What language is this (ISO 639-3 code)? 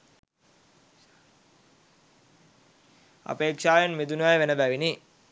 sin